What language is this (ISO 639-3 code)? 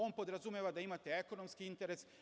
srp